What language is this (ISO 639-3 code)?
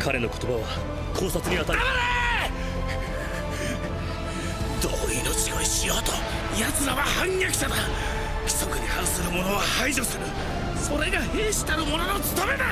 jpn